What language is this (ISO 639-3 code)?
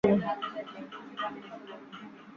ben